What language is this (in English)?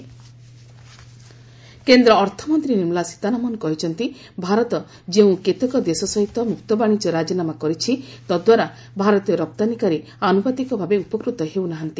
Odia